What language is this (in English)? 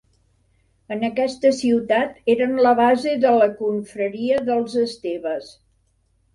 Catalan